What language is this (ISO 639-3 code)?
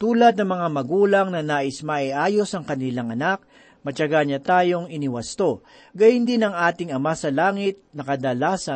fil